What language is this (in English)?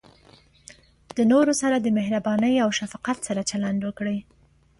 Pashto